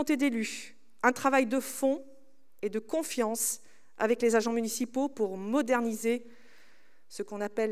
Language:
French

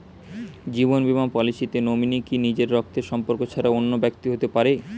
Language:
Bangla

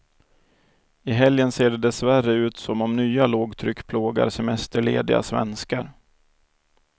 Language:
Swedish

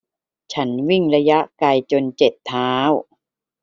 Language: Thai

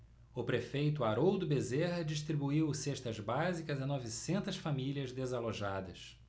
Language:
Portuguese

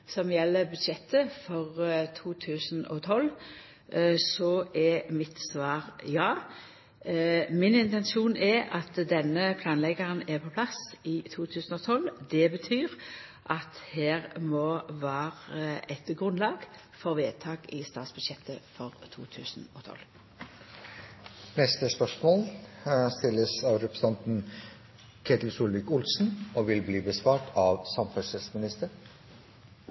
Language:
Norwegian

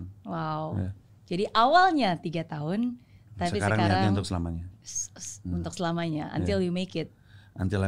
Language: Indonesian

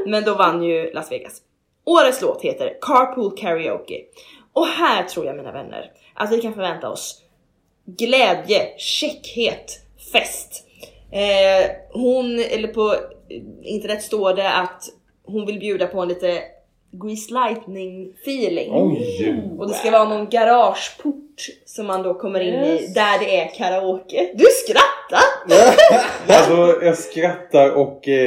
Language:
Swedish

